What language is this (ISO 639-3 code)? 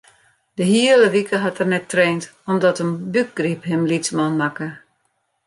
fry